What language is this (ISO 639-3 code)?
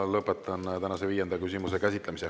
est